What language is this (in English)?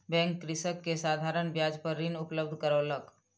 Maithili